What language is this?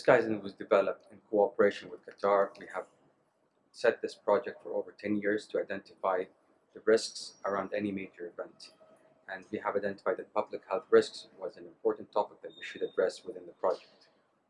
English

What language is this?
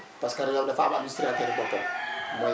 Wolof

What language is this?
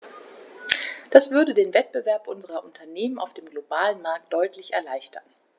German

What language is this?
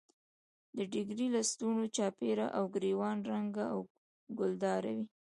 Pashto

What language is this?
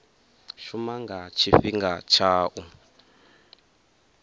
Venda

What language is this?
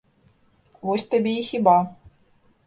Belarusian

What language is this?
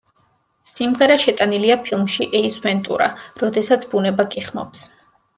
Georgian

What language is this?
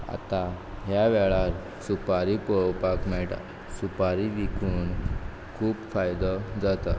Konkani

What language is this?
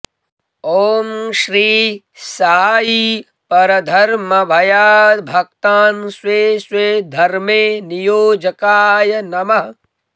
Sanskrit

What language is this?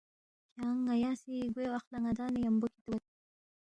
Balti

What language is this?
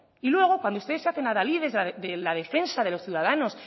Spanish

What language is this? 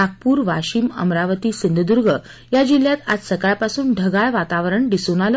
Marathi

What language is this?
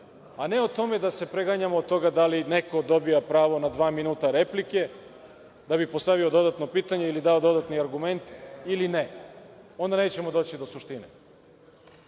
Serbian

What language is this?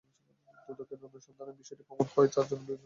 Bangla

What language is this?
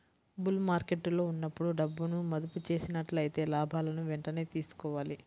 Telugu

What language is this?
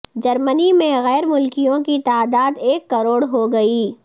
Urdu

